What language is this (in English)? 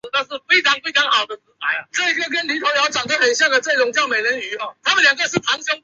Chinese